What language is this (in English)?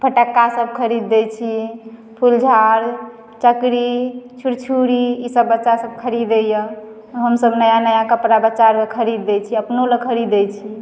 Maithili